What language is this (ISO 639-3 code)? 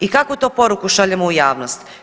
hrv